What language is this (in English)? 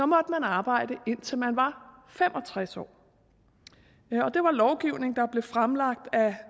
Danish